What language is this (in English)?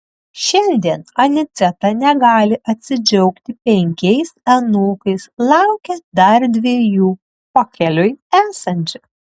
Lithuanian